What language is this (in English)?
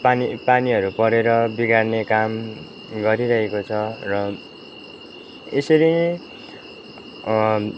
Nepali